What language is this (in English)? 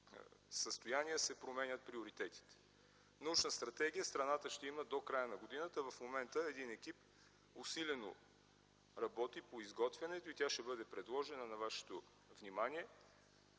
Bulgarian